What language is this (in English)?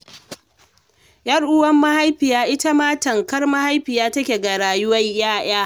Hausa